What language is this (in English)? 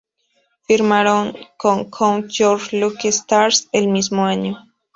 Spanish